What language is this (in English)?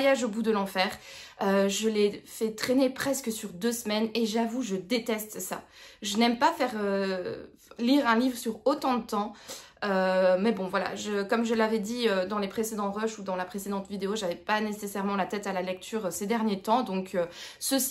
French